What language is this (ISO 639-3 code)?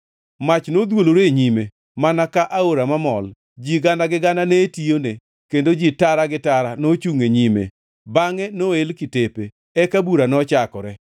luo